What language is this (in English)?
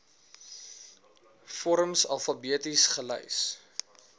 Afrikaans